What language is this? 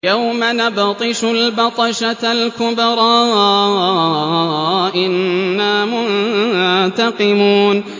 Arabic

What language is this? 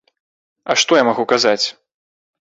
Belarusian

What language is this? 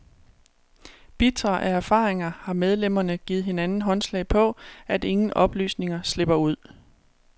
Danish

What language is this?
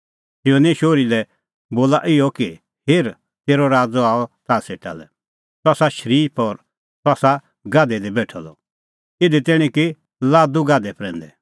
Kullu Pahari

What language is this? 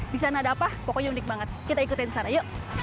Indonesian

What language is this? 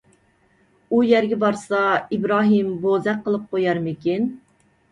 Uyghur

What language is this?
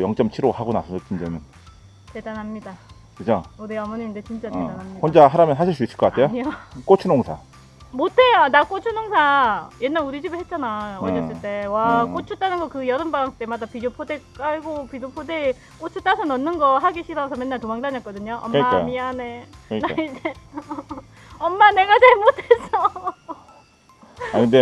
Korean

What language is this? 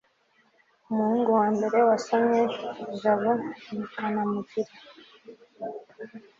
Kinyarwanda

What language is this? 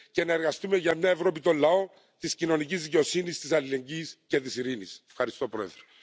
Finnish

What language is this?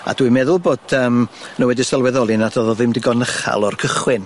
Welsh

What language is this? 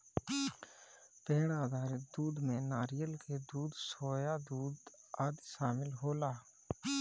Bhojpuri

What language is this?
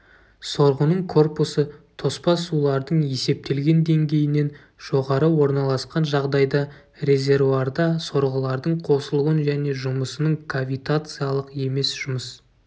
Kazakh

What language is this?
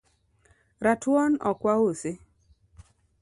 Luo (Kenya and Tanzania)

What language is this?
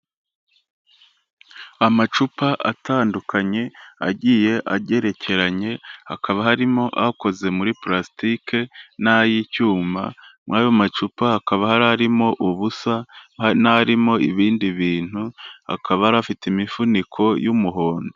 Kinyarwanda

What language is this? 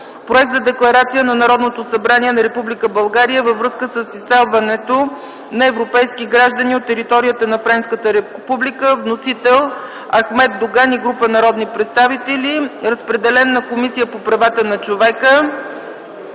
Bulgarian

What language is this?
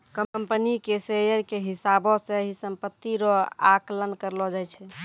Maithili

